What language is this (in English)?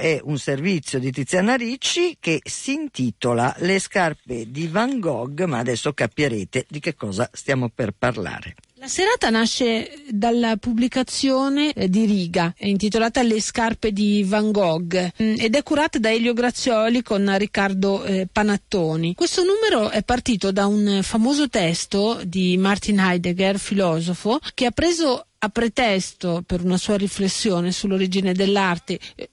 Italian